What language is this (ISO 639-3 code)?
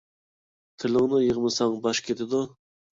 uig